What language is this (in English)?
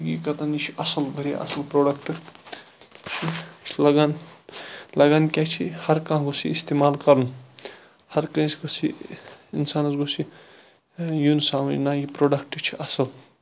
Kashmiri